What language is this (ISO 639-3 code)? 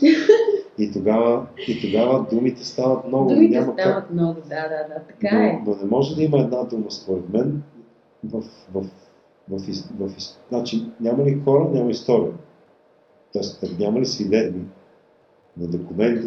bul